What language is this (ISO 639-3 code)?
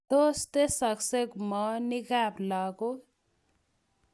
kln